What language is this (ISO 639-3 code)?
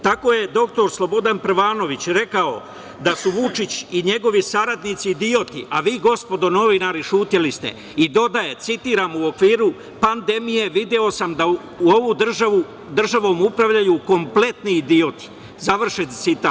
srp